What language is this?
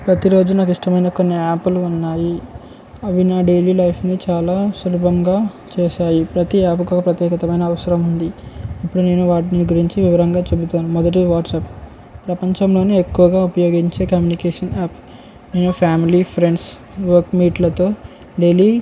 Telugu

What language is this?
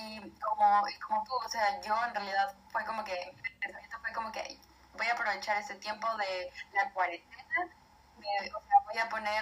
Spanish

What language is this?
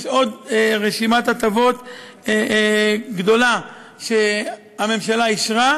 Hebrew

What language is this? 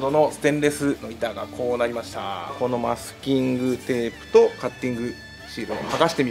Japanese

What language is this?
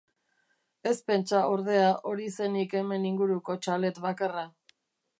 Basque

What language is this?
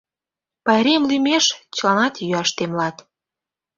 Mari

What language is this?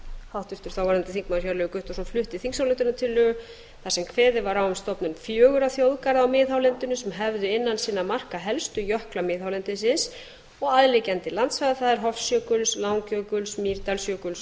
Icelandic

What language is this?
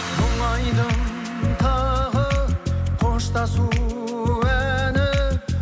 Kazakh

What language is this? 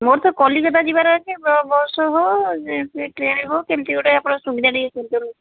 Odia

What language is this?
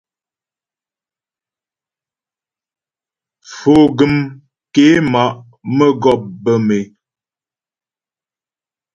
Ghomala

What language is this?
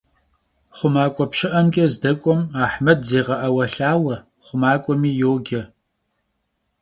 Kabardian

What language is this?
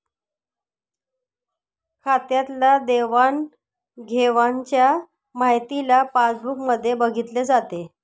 Marathi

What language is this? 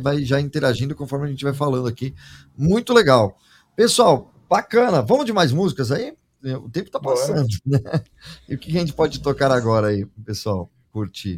Portuguese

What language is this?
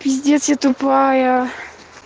Russian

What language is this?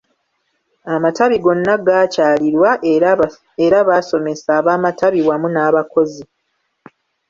Ganda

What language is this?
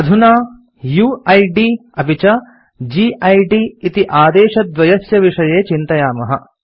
Sanskrit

